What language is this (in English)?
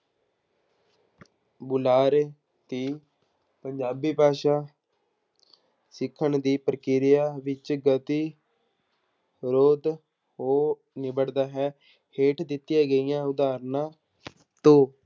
Punjabi